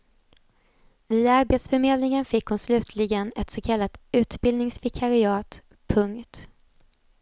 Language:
Swedish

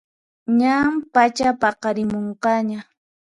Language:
Puno Quechua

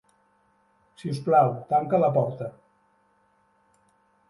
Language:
Catalan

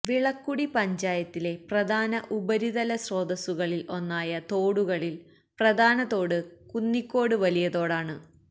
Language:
Malayalam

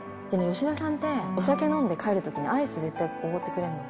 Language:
Japanese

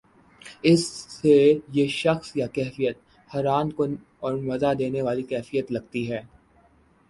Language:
Urdu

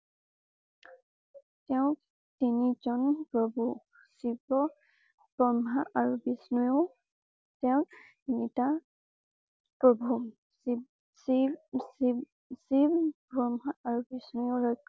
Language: Assamese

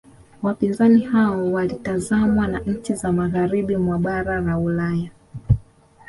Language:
Swahili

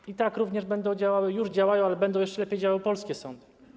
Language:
Polish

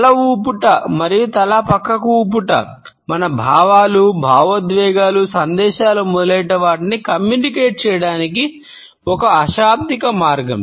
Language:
Telugu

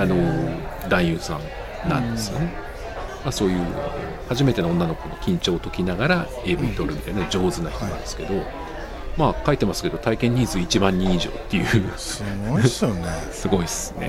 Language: Japanese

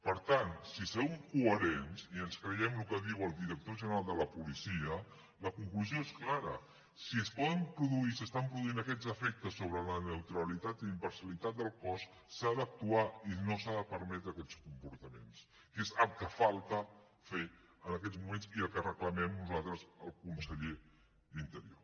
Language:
Catalan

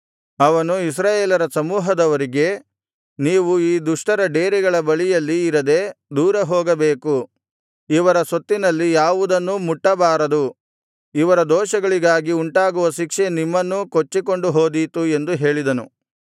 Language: Kannada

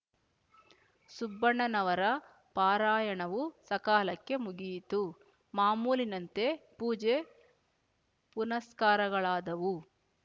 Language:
Kannada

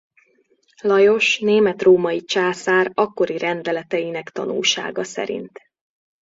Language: Hungarian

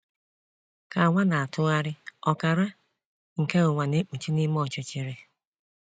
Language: Igbo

